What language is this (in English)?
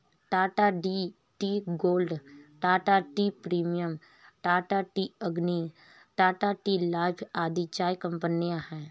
Hindi